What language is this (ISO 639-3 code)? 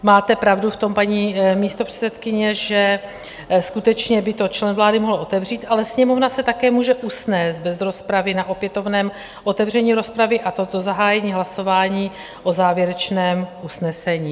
ces